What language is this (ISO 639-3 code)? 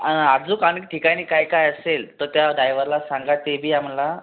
mar